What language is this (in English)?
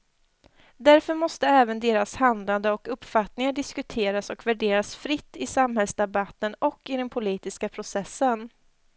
Swedish